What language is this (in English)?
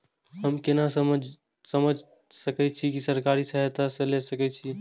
Maithili